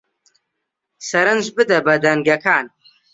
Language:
Central Kurdish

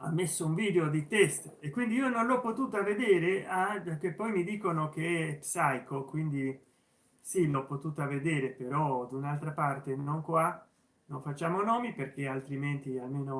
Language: Italian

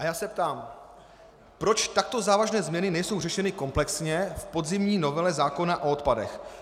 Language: Czech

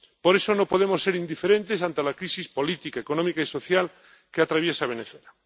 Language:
Spanish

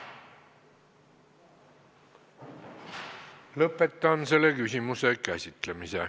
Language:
Estonian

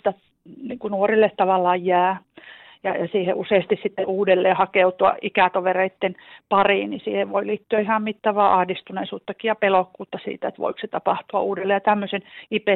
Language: Finnish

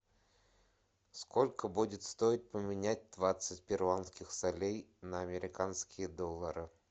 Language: Russian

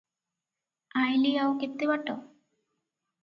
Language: Odia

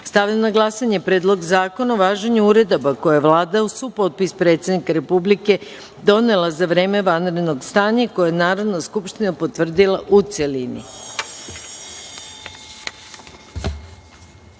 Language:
Serbian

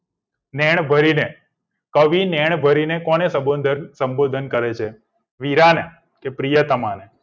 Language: Gujarati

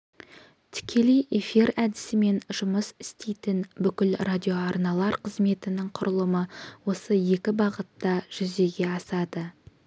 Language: Kazakh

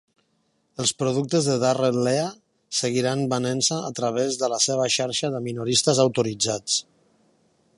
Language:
Catalan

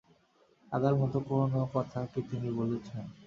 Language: Bangla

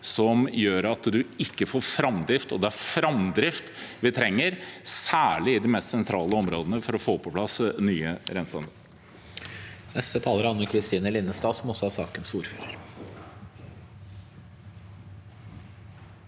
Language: Norwegian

